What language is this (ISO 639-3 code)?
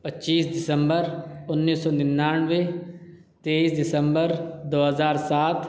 urd